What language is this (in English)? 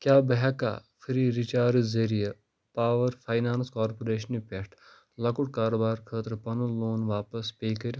Kashmiri